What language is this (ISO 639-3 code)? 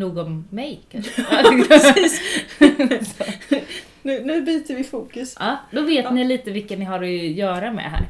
swe